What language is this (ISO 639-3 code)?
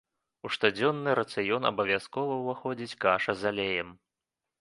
bel